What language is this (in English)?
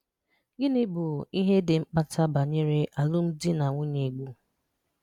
Igbo